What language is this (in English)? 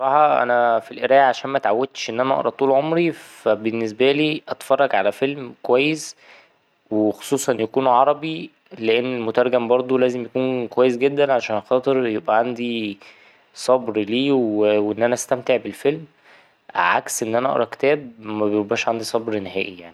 Egyptian Arabic